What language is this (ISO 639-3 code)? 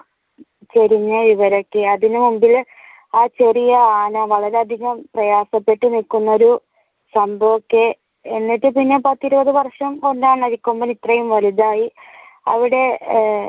mal